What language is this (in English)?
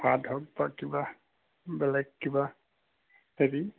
Assamese